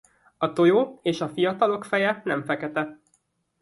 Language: Hungarian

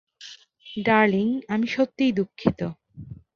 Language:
Bangla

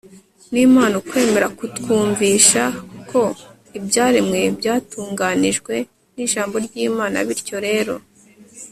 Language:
Kinyarwanda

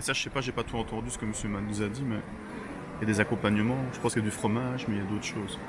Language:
French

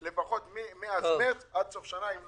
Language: Hebrew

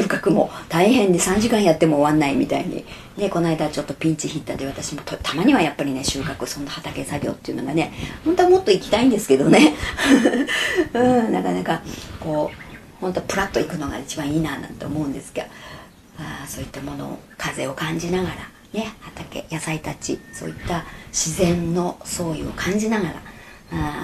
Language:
Japanese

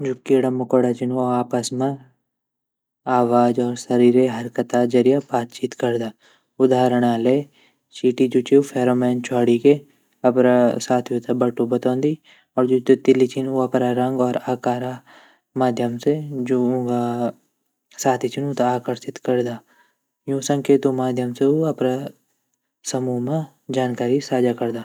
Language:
Garhwali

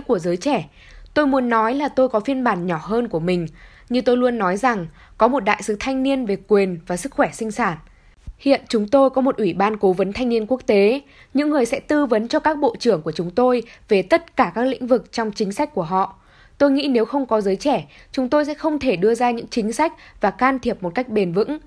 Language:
Vietnamese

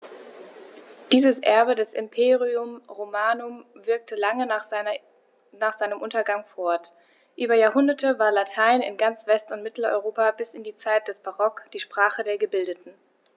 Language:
German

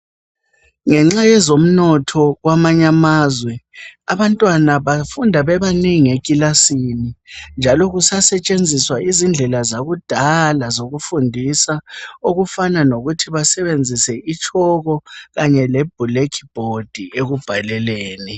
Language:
North Ndebele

